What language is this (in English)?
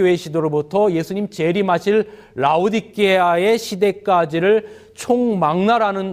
Korean